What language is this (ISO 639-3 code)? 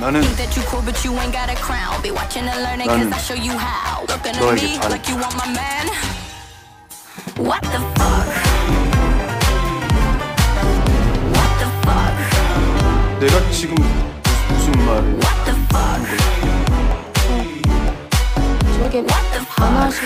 kor